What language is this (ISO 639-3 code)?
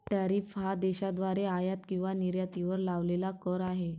mar